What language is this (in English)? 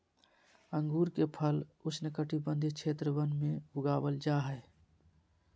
Magahi